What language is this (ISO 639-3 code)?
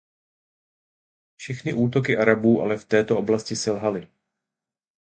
ces